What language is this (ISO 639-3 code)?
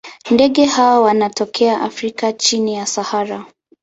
swa